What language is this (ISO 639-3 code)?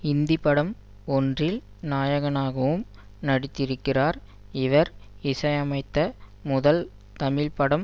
tam